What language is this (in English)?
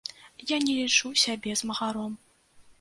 Belarusian